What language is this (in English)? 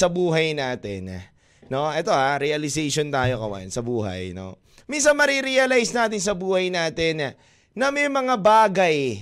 Filipino